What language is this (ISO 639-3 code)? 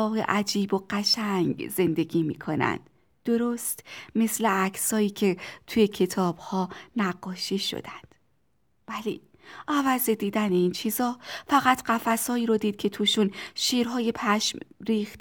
fas